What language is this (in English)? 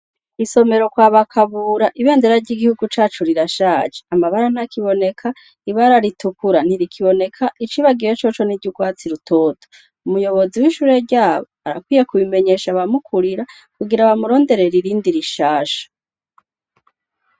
Rundi